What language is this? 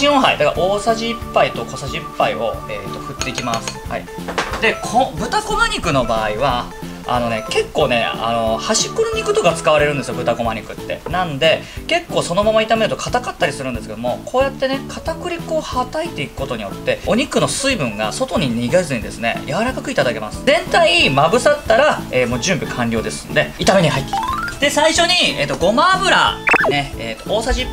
Japanese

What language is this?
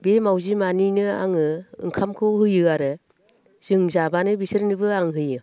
Bodo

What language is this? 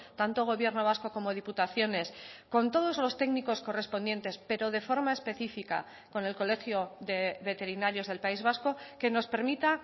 Spanish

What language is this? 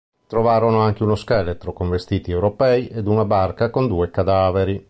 Italian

